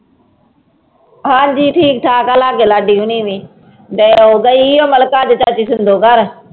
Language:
Punjabi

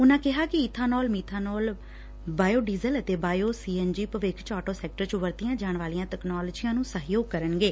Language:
Punjabi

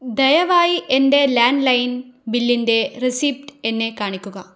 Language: Malayalam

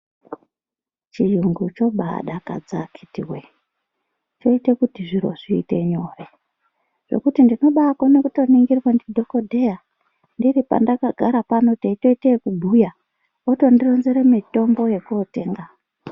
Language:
Ndau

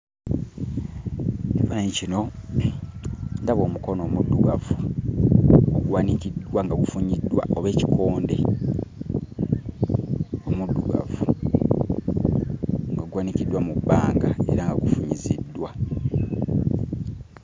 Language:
Ganda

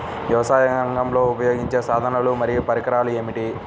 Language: Telugu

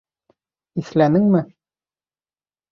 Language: Bashkir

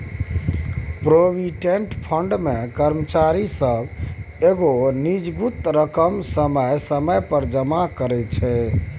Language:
Maithili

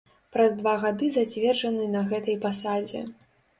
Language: Belarusian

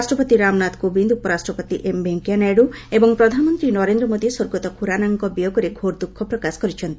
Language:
Odia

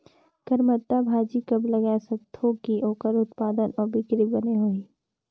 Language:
Chhattisgarhi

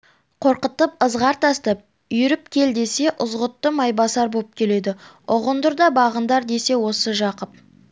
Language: Kazakh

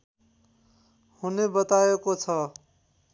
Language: Nepali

